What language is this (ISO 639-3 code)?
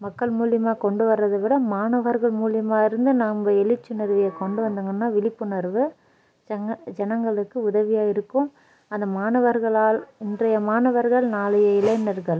tam